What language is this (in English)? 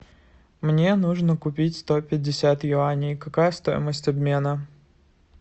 Russian